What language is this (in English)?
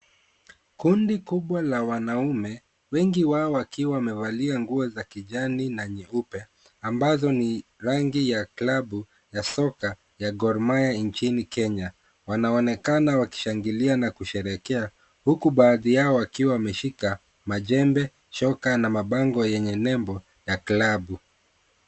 Swahili